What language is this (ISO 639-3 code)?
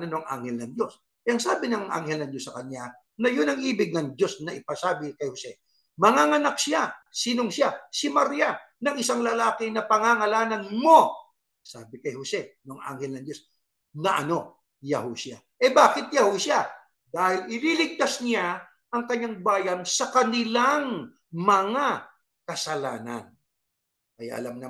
fil